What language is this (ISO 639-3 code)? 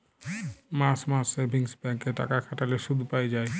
ben